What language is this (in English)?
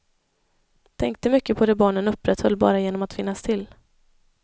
Swedish